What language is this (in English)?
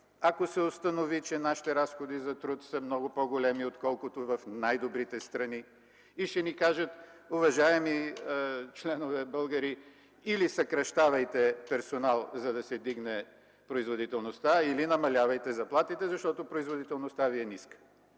Bulgarian